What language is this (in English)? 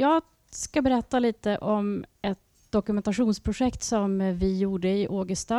Swedish